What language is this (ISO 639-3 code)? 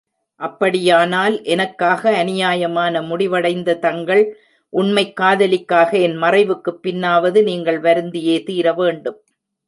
tam